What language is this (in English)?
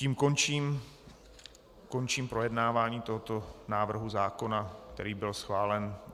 Czech